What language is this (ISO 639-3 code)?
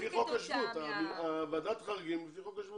heb